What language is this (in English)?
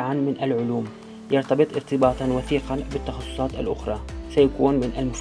Arabic